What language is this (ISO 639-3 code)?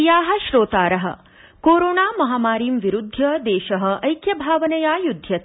san